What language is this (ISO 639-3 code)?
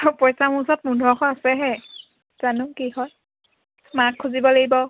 asm